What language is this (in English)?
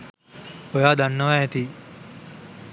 Sinhala